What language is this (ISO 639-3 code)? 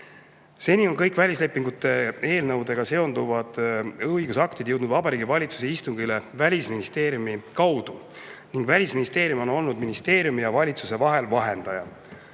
est